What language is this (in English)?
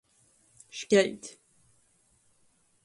Latgalian